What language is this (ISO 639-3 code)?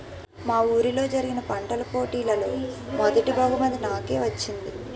tel